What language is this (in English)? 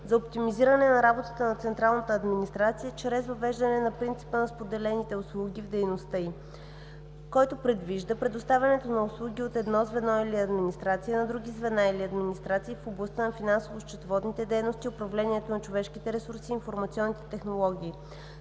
Bulgarian